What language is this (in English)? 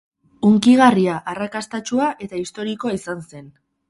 Basque